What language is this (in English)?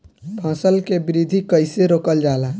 Bhojpuri